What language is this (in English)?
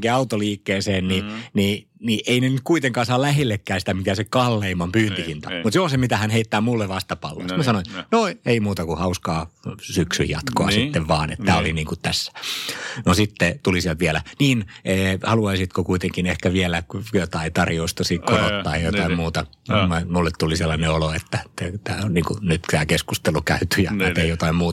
Finnish